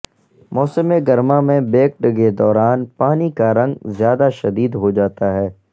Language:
Urdu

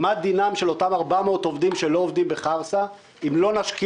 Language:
Hebrew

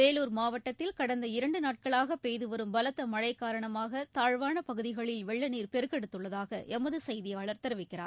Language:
Tamil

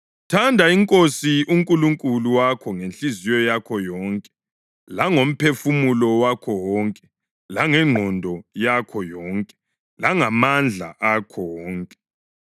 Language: North Ndebele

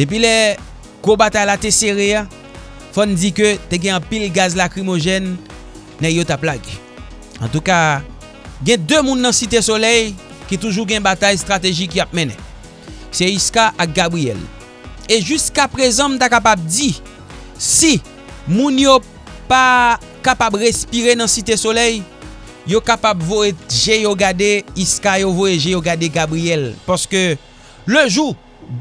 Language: French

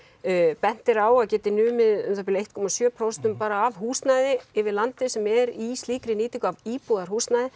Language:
Icelandic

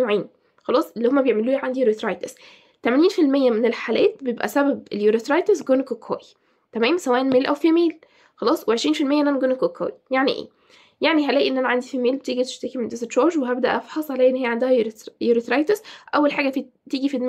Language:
Arabic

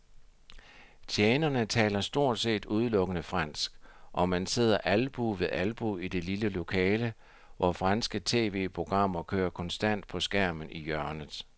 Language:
Danish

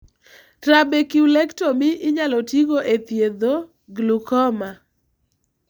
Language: Luo (Kenya and Tanzania)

